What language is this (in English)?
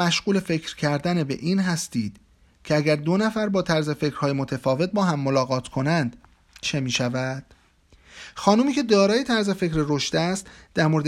Persian